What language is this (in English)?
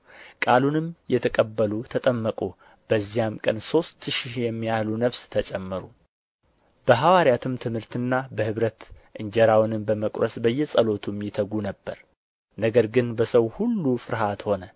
Amharic